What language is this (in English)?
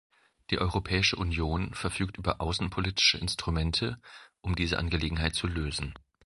German